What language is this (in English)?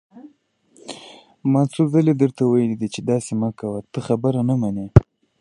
Pashto